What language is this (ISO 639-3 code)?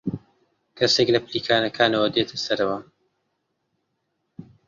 ckb